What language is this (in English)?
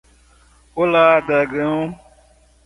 Portuguese